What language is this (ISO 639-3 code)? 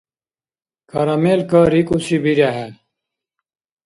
dar